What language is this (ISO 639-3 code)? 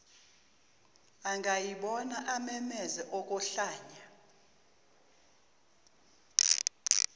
zul